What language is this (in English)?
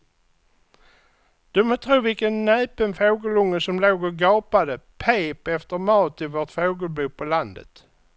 Swedish